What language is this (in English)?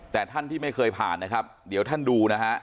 Thai